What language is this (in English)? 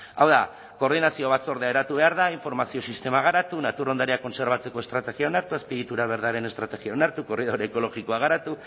Basque